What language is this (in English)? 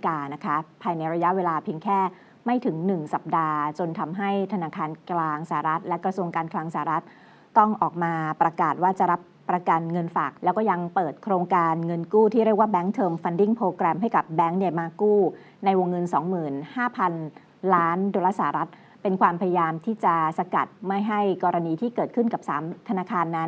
Thai